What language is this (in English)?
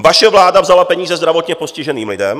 Czech